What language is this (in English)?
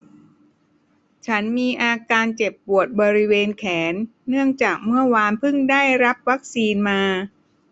Thai